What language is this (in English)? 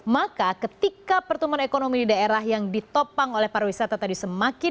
Indonesian